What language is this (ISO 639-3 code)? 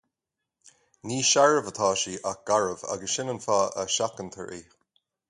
gle